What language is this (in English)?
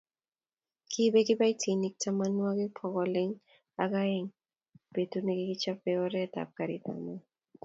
Kalenjin